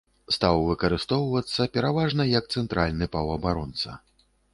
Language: Belarusian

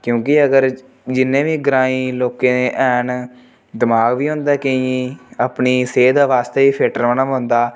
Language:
Dogri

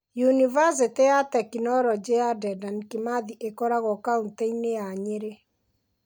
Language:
Kikuyu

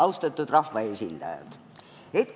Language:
Estonian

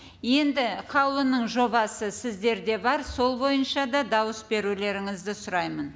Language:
Kazakh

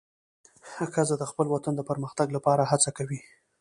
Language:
Pashto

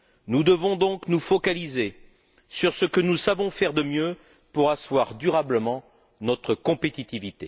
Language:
French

